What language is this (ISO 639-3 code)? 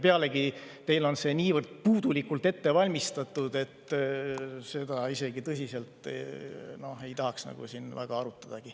est